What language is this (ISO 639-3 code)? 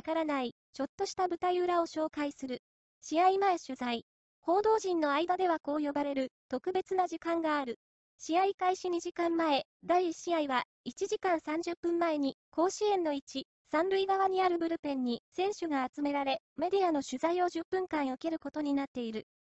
jpn